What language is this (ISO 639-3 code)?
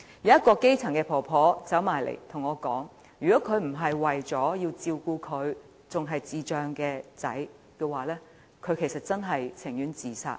yue